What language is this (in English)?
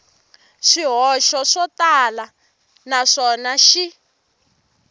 Tsonga